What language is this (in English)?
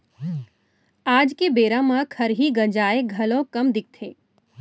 Chhattisgarhi